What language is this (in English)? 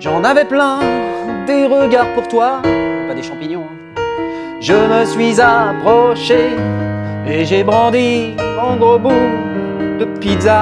French